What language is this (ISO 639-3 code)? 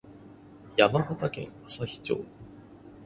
jpn